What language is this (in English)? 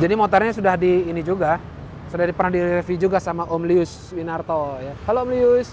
Indonesian